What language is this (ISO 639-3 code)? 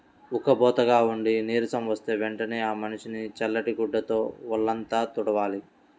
tel